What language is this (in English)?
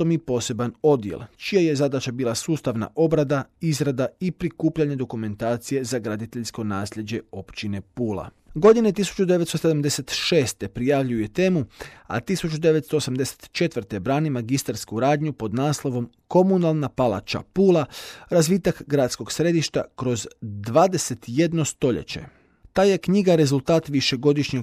Croatian